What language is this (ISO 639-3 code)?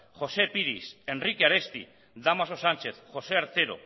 eus